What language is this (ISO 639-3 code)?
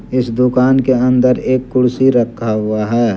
hin